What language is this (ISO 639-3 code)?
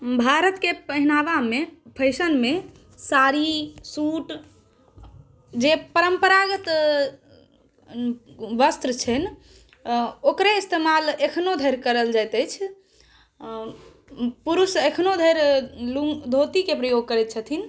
mai